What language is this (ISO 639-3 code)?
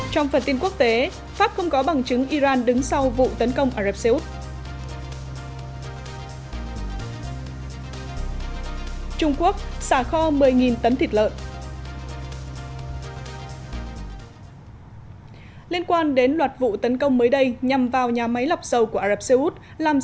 vie